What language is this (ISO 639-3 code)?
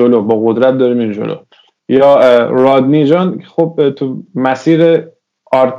fas